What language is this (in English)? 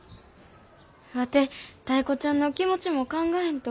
Japanese